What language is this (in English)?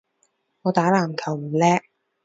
Cantonese